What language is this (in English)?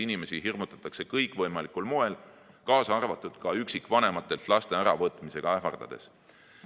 Estonian